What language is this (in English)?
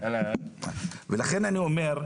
Hebrew